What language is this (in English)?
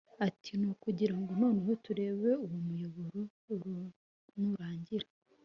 Kinyarwanda